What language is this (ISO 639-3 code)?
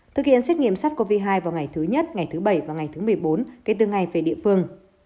vie